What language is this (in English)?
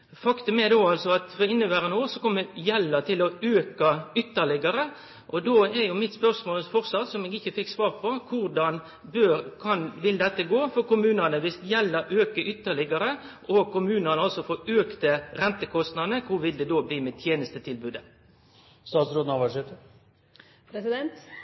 Norwegian Nynorsk